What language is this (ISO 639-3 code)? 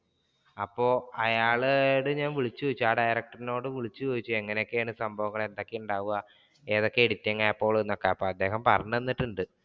mal